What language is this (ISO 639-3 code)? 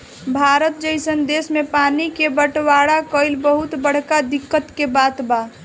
bho